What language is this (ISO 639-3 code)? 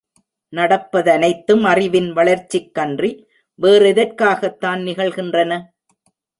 tam